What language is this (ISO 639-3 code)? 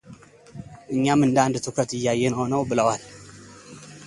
amh